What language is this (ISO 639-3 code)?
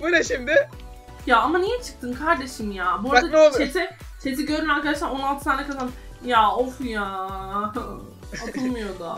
tur